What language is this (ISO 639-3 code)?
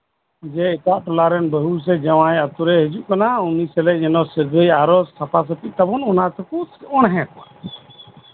sat